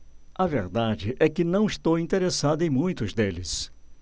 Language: Portuguese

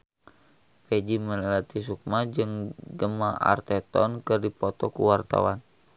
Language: Sundanese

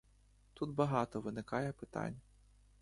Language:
Ukrainian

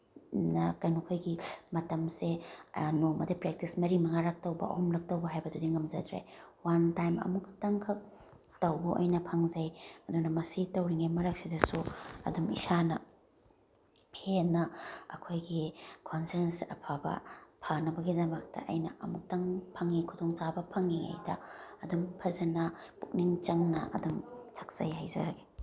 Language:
Manipuri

